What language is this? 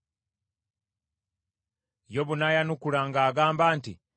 Ganda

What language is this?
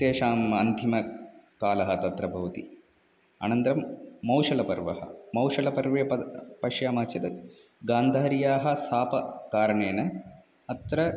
Sanskrit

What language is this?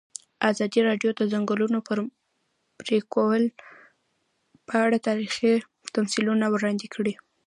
Pashto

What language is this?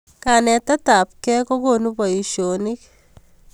Kalenjin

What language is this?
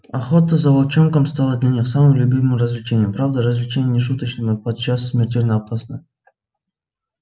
Russian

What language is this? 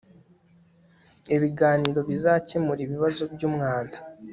Kinyarwanda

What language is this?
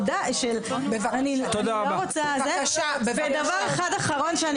Hebrew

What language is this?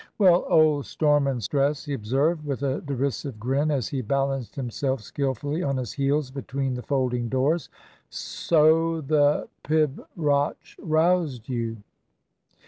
English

